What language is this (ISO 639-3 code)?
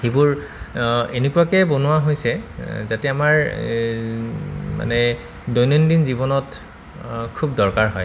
asm